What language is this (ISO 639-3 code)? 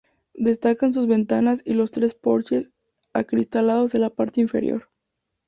spa